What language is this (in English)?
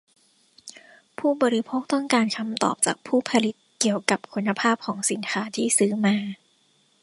Thai